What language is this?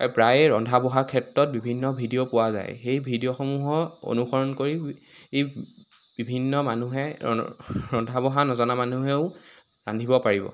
Assamese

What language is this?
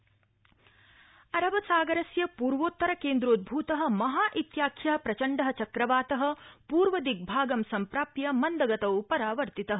Sanskrit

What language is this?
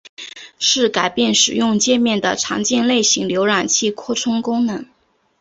Chinese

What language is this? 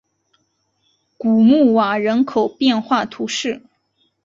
Chinese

